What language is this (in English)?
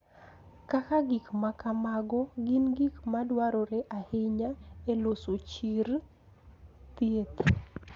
Luo (Kenya and Tanzania)